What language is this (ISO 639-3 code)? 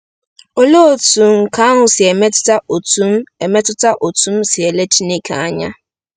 ibo